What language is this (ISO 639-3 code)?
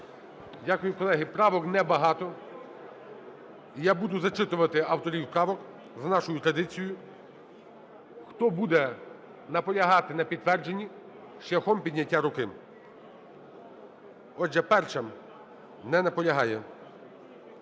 ukr